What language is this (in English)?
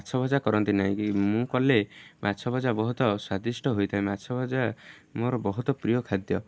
Odia